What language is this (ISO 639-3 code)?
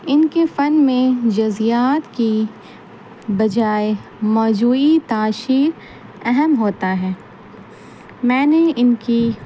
urd